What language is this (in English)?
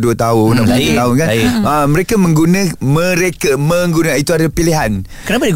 Malay